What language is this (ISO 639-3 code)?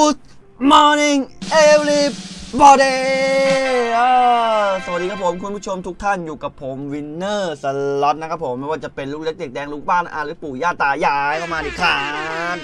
tha